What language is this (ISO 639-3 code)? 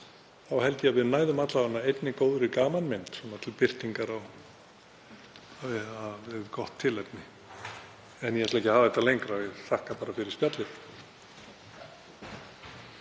isl